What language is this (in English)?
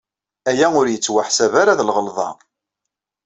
Kabyle